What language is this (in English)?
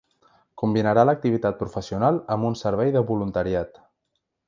Catalan